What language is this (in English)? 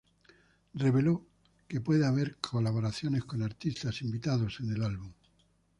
Spanish